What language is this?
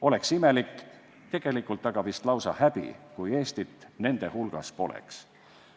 Estonian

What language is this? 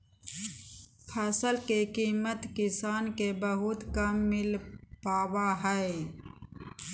Magahi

